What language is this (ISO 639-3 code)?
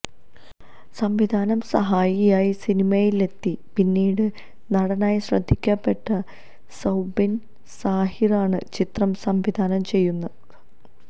mal